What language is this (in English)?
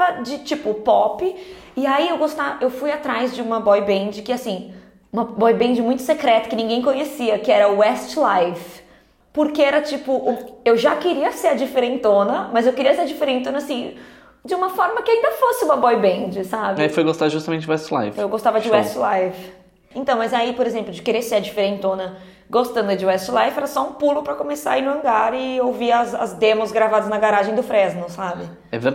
Portuguese